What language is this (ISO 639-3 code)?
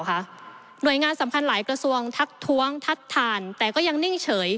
tha